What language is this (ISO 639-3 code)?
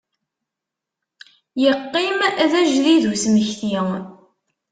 kab